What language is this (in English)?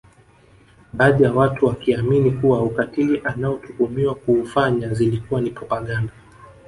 Swahili